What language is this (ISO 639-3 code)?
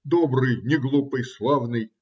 rus